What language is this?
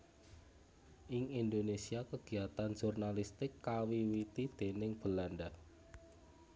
Javanese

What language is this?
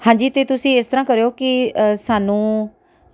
Punjabi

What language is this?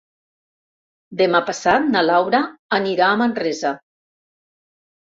Catalan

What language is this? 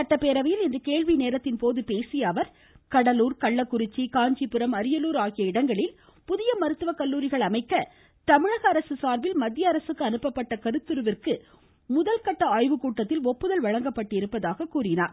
Tamil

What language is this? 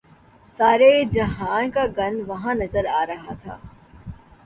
Urdu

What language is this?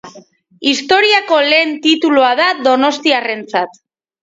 Basque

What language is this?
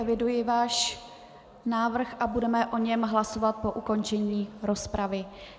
Czech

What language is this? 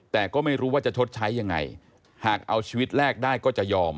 Thai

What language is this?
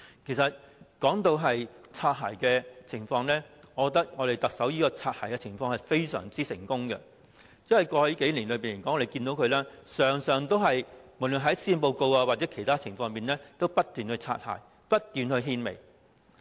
Cantonese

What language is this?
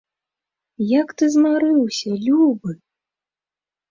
Belarusian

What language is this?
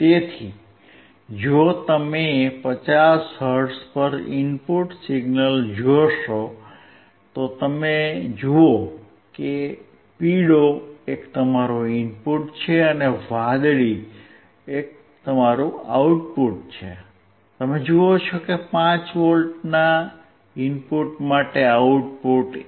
Gujarati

